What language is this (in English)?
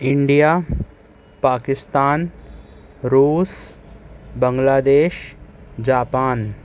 Urdu